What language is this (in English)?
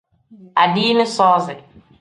Tem